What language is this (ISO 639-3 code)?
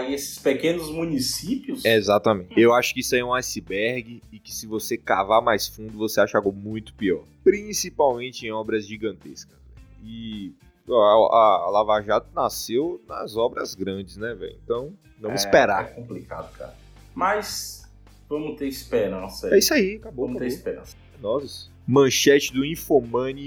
por